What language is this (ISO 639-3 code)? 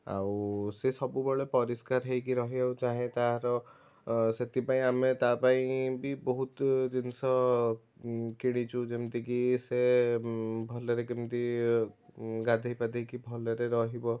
ori